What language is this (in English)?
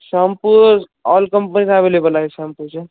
Marathi